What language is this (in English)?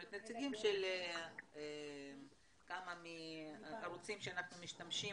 Hebrew